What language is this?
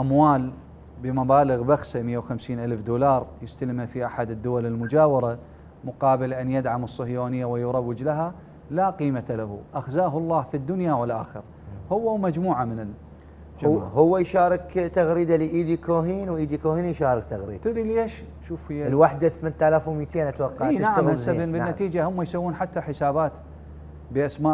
Arabic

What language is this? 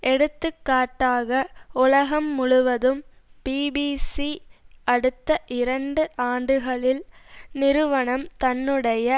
Tamil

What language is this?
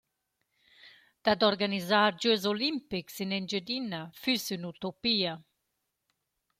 Romansh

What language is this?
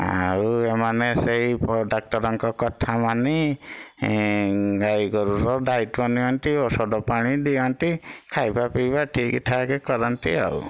Odia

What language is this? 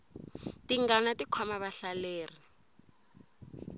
Tsonga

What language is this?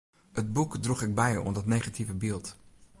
Western Frisian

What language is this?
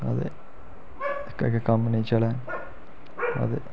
Dogri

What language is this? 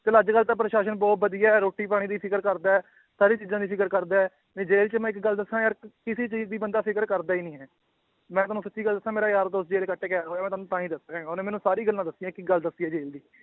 Punjabi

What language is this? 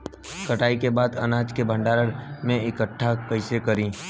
Bhojpuri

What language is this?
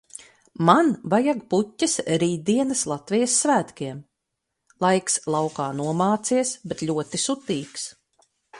Latvian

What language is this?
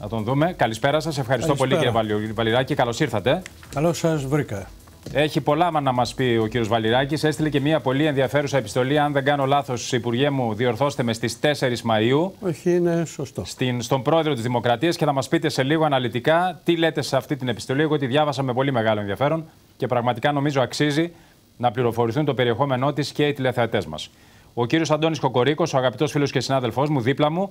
Greek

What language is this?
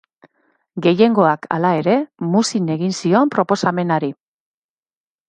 Basque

